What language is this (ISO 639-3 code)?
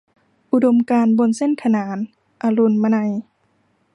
tha